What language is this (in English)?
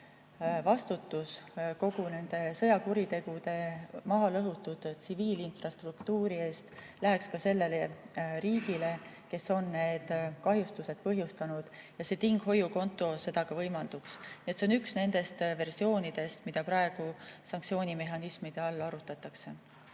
Estonian